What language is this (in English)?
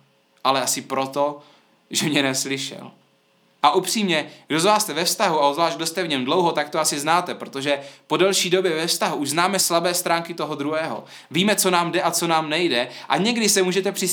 Czech